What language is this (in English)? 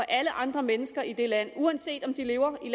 Danish